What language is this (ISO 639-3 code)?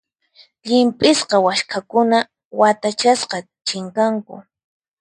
qxp